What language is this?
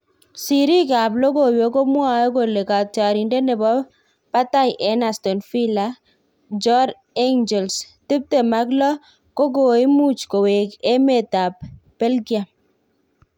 Kalenjin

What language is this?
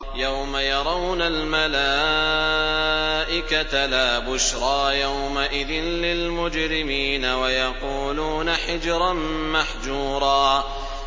Arabic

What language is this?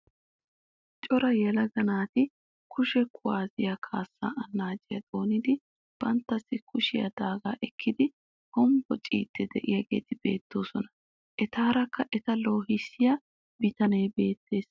Wolaytta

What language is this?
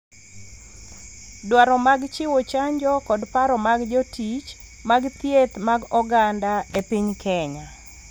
Luo (Kenya and Tanzania)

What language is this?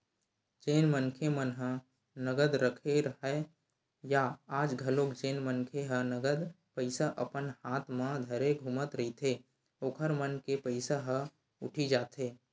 Chhattisgarhi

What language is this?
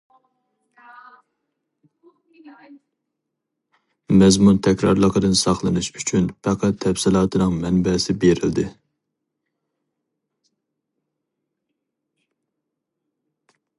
Uyghur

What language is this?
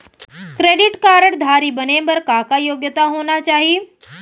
Chhattisgarhi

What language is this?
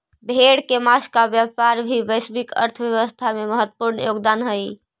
Magahi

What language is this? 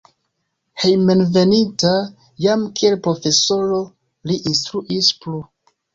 Esperanto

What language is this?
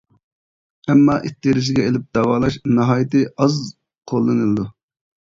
Uyghur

